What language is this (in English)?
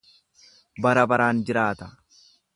Oromo